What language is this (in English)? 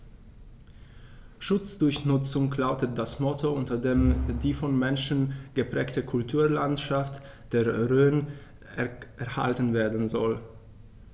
German